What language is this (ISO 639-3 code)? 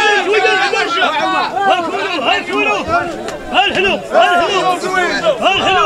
ara